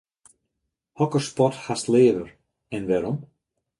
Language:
Western Frisian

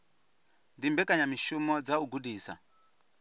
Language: Venda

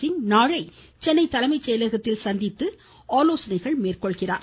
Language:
Tamil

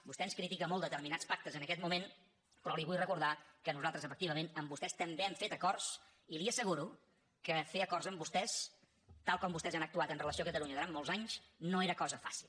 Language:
Catalan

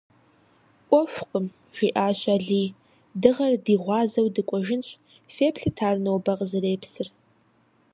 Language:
Kabardian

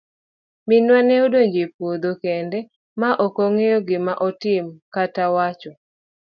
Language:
Luo (Kenya and Tanzania)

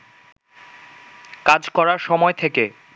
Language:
Bangla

